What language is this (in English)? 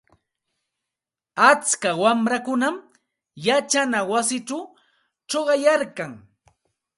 Santa Ana de Tusi Pasco Quechua